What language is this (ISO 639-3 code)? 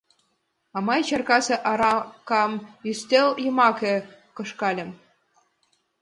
chm